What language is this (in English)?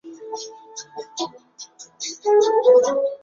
Chinese